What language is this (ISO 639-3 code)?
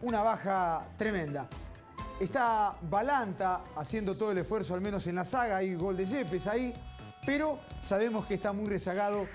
spa